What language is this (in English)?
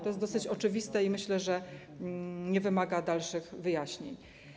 Polish